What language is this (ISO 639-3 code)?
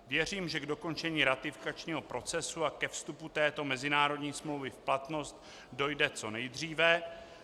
ces